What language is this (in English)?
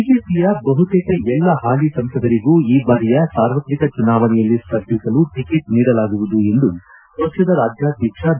Kannada